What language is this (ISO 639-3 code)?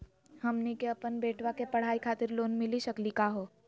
mag